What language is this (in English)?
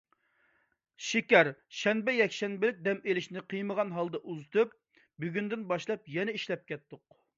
Uyghur